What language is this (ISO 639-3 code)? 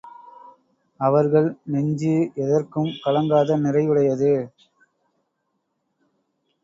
tam